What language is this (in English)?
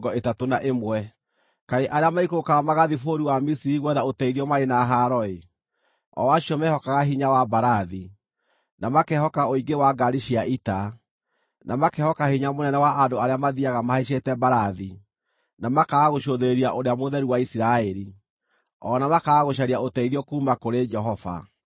Kikuyu